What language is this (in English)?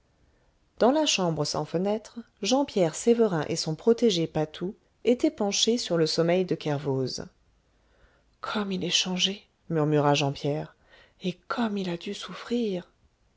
French